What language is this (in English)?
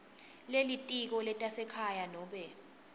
Swati